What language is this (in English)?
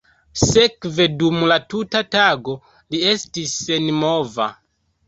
Esperanto